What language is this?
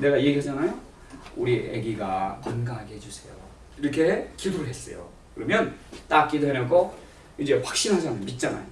Korean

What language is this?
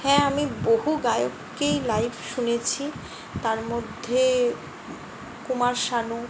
Bangla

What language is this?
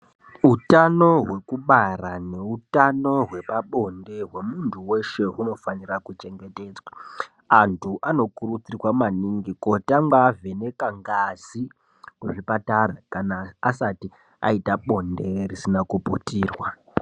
Ndau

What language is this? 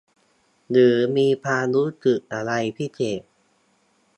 Thai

